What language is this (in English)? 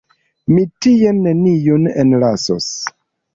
Esperanto